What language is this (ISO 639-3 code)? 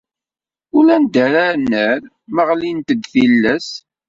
kab